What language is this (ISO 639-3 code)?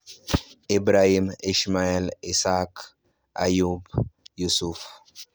luo